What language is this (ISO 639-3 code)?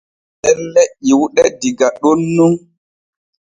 fue